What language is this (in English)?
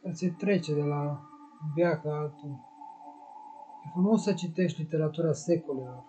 Romanian